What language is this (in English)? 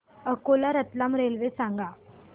Marathi